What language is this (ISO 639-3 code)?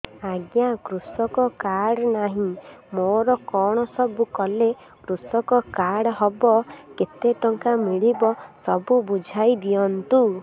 ori